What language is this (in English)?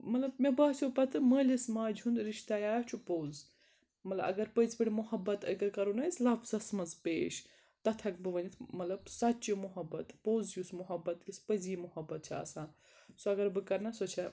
Kashmiri